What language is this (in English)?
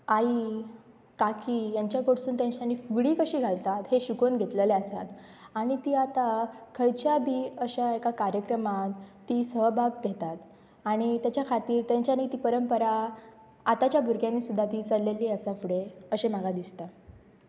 Konkani